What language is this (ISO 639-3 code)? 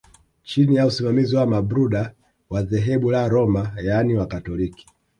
swa